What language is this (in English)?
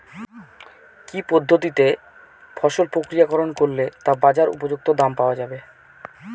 Bangla